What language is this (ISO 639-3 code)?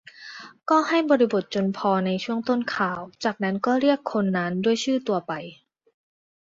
tha